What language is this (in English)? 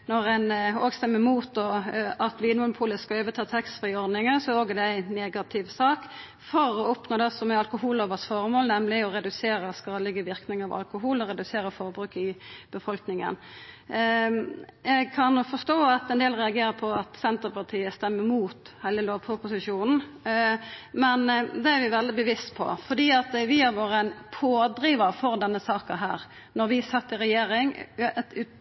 Norwegian Nynorsk